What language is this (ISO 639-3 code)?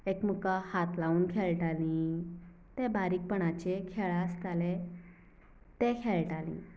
kok